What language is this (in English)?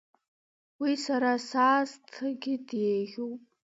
Abkhazian